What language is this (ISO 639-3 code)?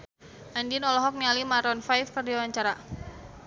sun